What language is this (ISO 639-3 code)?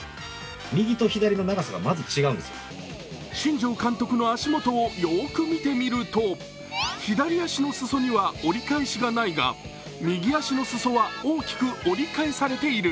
jpn